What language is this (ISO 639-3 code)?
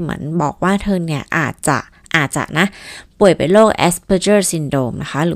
tha